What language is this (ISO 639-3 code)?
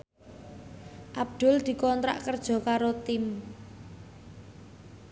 jav